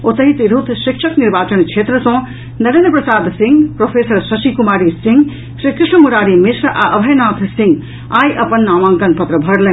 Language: Maithili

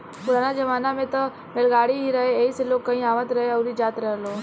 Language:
Bhojpuri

